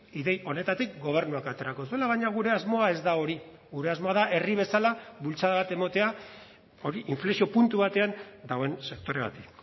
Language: Basque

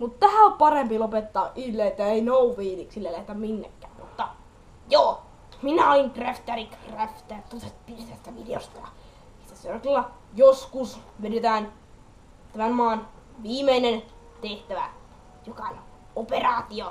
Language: Finnish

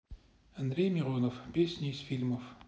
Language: Russian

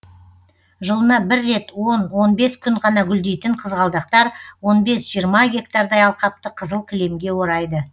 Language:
Kazakh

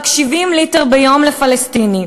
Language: Hebrew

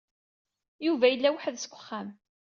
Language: Kabyle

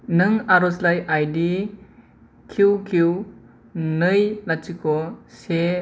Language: Bodo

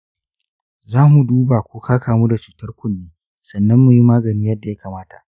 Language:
Hausa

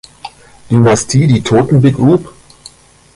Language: German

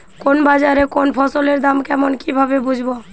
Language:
Bangla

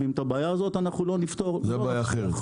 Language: Hebrew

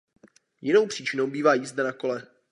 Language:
Czech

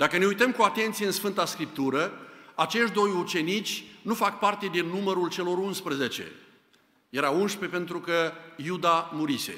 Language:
Romanian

